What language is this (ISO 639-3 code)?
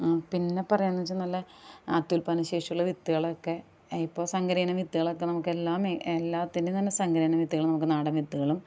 mal